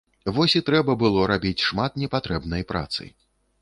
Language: Belarusian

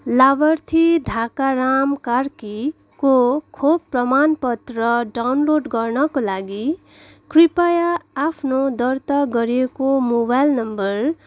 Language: Nepali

